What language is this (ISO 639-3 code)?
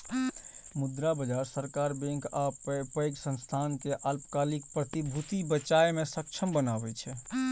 mai